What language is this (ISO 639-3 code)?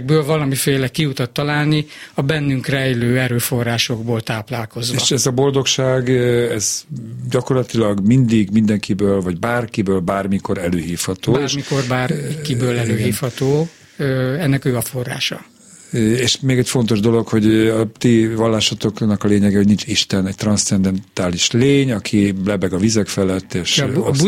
hun